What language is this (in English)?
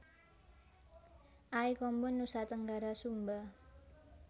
Javanese